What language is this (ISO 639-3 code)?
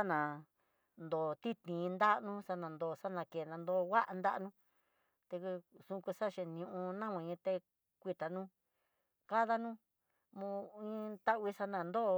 mtx